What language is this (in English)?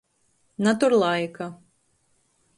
Latgalian